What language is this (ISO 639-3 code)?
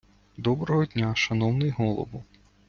ukr